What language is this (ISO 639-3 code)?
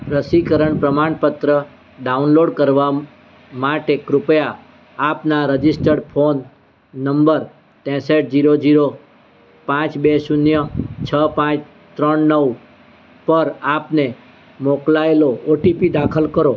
guj